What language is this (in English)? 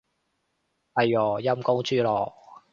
Cantonese